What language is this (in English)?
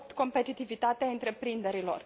Romanian